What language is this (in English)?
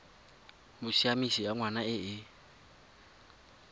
Tswana